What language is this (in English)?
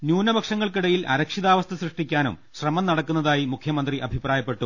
Malayalam